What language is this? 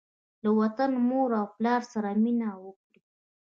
Pashto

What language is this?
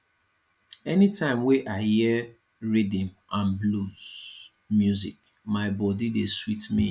Nigerian Pidgin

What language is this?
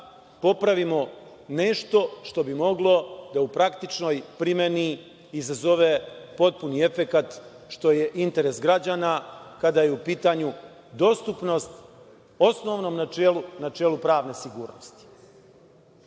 Serbian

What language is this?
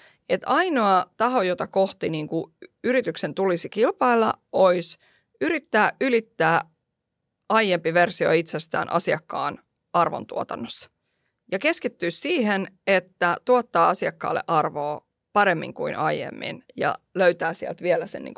Finnish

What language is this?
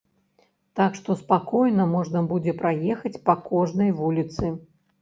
Belarusian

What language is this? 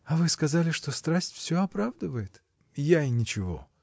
Russian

